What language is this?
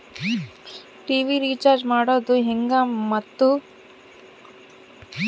Kannada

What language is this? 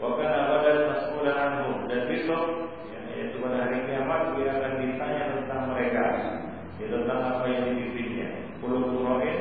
Malay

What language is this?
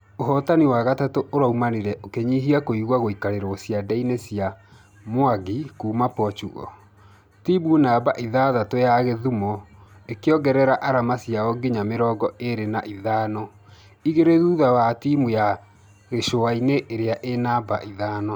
Kikuyu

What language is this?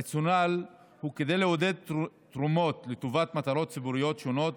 Hebrew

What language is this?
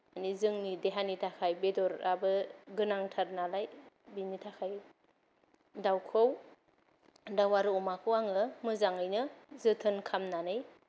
Bodo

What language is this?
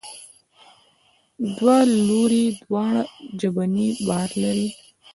Pashto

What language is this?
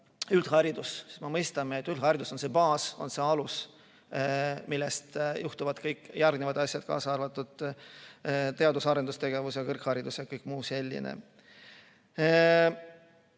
Estonian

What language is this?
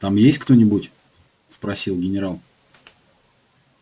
Russian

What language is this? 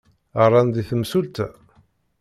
Kabyle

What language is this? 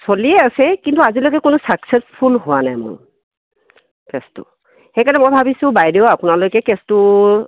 Assamese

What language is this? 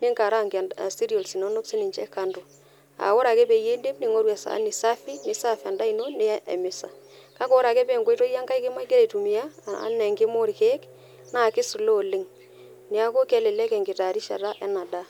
Masai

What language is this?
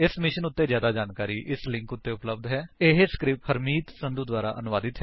Punjabi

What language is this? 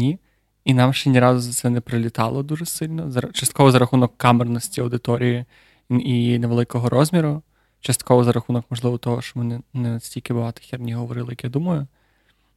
Ukrainian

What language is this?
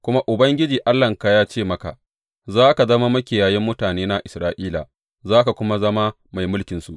Hausa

